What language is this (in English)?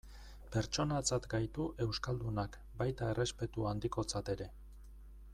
Basque